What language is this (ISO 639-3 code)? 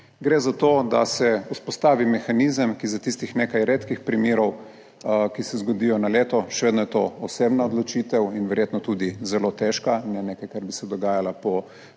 slv